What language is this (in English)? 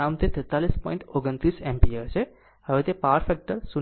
Gujarati